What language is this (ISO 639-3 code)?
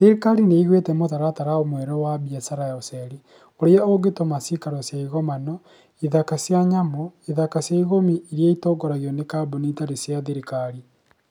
kik